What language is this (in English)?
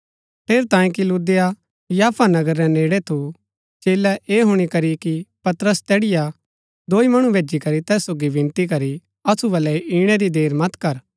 Gaddi